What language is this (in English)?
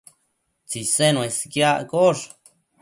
Matsés